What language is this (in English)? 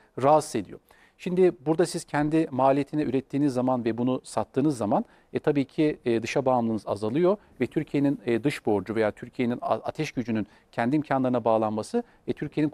Turkish